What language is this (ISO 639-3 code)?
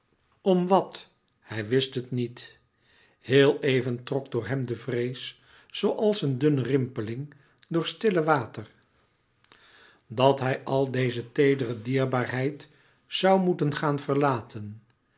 nld